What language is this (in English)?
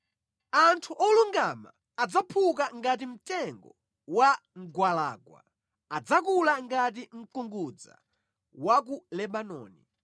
Nyanja